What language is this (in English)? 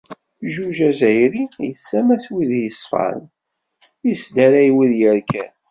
Kabyle